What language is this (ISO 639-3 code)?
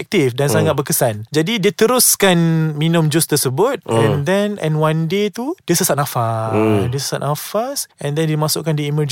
msa